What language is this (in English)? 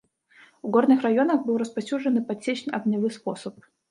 Belarusian